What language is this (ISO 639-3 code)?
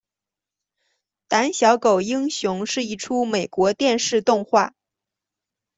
zho